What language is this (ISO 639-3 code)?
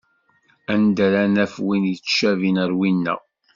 kab